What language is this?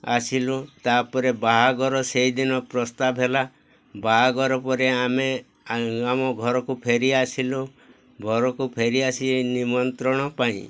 Odia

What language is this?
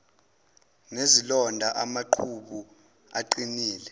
Zulu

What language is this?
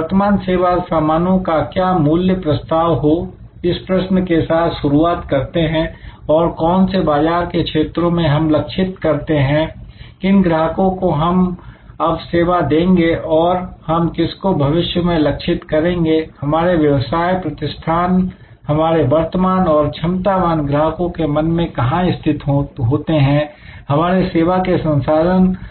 Hindi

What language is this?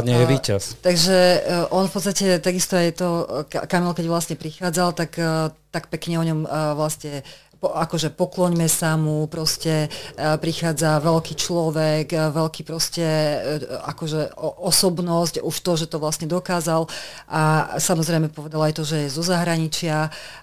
Slovak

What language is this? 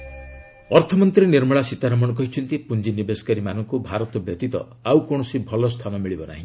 Odia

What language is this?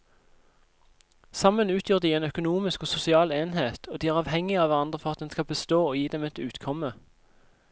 Norwegian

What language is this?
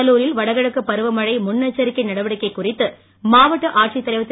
Tamil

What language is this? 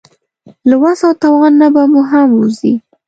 Pashto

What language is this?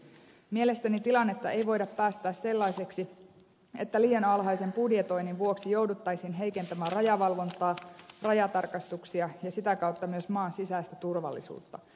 Finnish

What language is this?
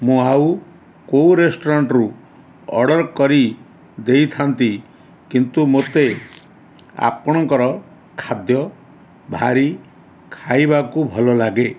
Odia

